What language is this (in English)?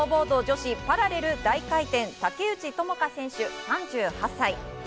Japanese